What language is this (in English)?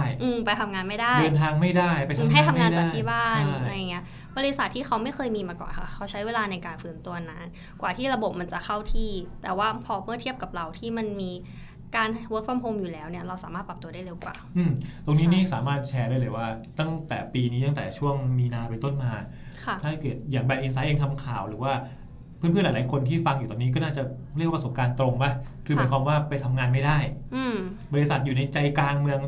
Thai